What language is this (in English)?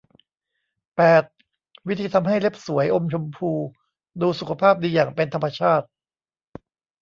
Thai